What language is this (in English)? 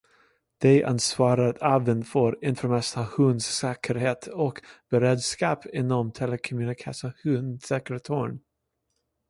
Swedish